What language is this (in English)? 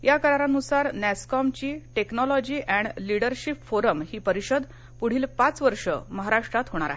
Marathi